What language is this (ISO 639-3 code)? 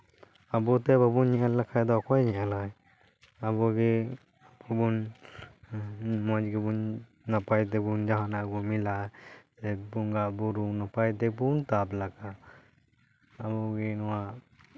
sat